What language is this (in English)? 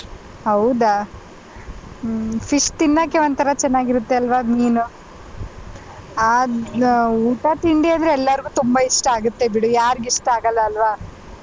Kannada